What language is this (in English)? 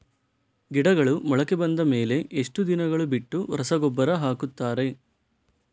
Kannada